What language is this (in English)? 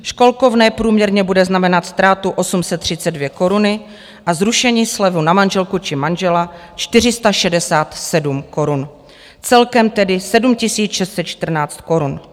Czech